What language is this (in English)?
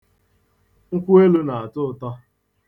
Igbo